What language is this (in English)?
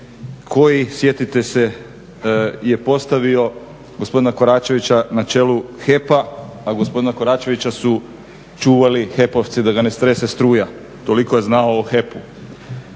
Croatian